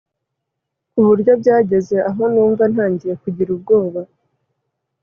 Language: Kinyarwanda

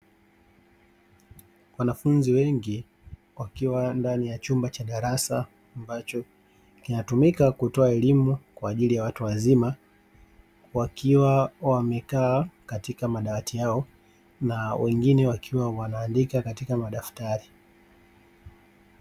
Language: Swahili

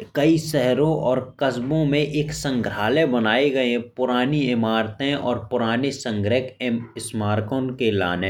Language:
Bundeli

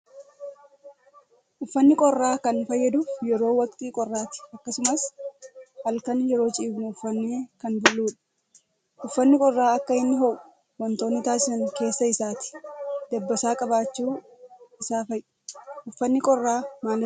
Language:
Oromo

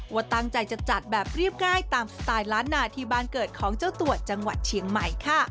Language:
Thai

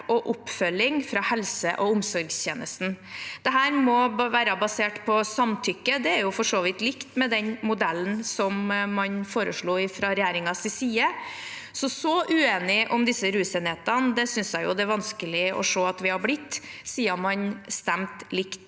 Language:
Norwegian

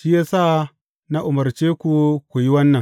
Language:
Hausa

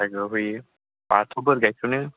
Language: Bodo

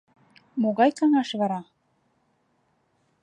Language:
Mari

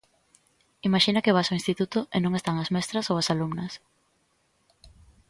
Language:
Galician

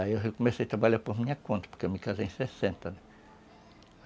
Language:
Portuguese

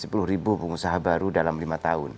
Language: Indonesian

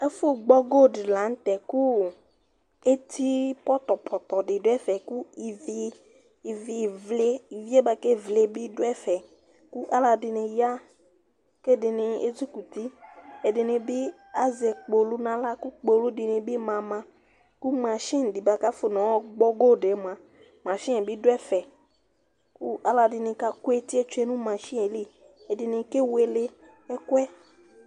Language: Ikposo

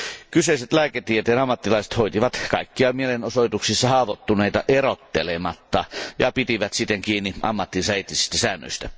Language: Finnish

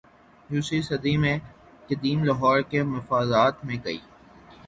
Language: Urdu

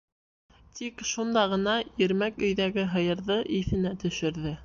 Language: Bashkir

